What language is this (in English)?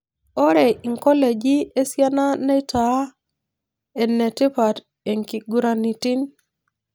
Masai